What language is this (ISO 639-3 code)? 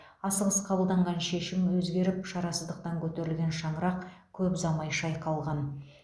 kaz